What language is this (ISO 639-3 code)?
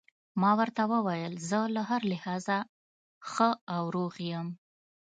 pus